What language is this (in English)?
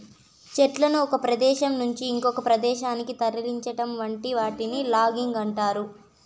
Telugu